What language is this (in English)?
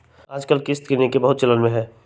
Magahi